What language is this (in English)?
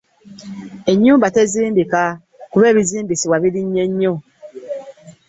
Ganda